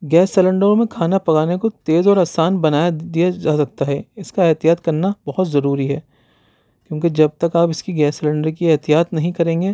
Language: Urdu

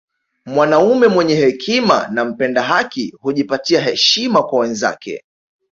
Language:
Swahili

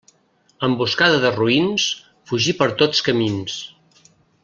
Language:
Catalan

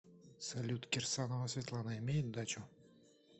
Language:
Russian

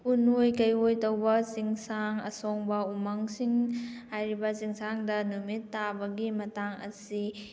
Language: Manipuri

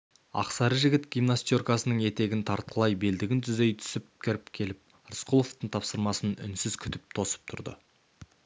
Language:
Kazakh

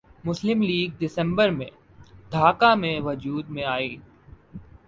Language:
Urdu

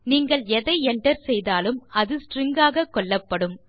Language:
Tamil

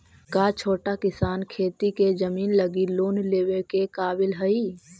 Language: Magahi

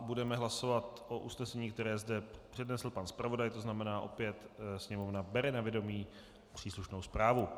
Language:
Czech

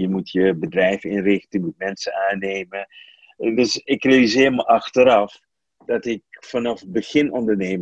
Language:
Dutch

